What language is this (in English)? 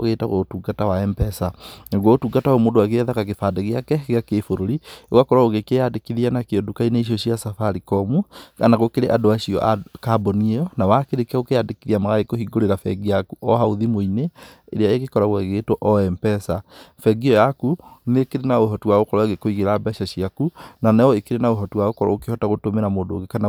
Kikuyu